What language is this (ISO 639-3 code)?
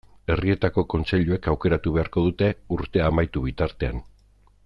eus